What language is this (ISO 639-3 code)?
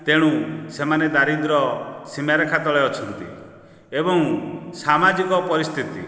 ori